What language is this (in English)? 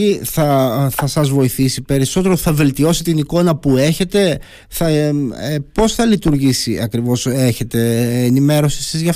Greek